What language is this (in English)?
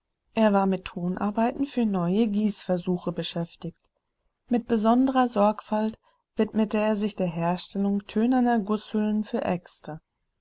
German